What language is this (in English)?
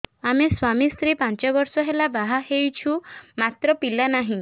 Odia